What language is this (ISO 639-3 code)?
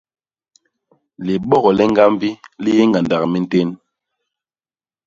bas